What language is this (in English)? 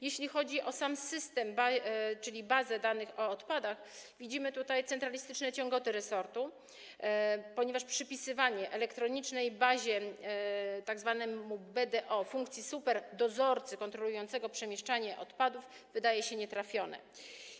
Polish